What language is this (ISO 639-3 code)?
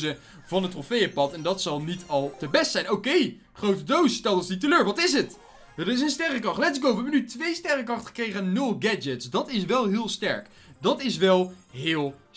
nld